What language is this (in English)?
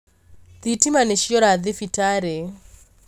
Kikuyu